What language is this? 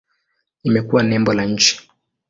Swahili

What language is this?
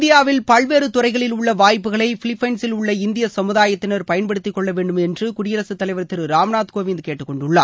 Tamil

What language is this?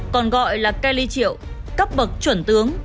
Vietnamese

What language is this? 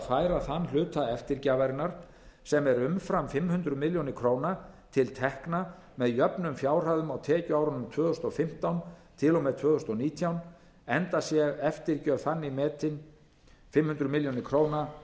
Icelandic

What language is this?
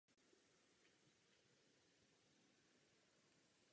Czech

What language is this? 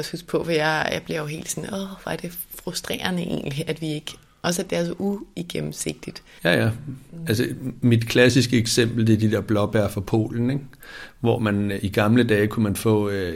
Danish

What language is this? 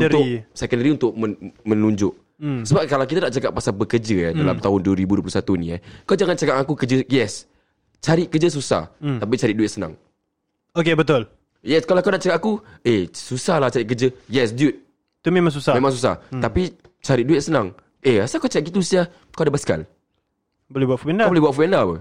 Malay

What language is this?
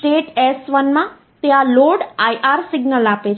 Gujarati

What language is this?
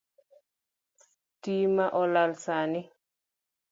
Luo (Kenya and Tanzania)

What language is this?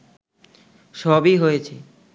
Bangla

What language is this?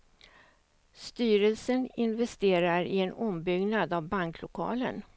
Swedish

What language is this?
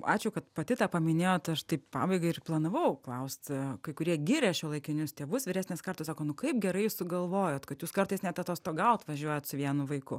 Lithuanian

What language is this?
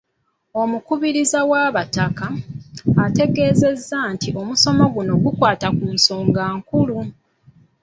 Ganda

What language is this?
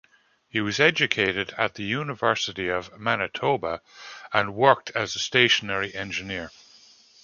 English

